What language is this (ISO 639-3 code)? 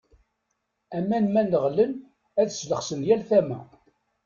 kab